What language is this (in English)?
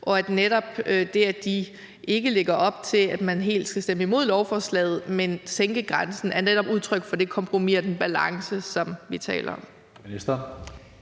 Danish